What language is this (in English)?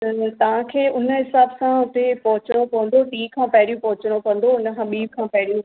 Sindhi